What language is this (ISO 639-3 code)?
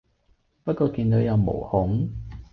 yue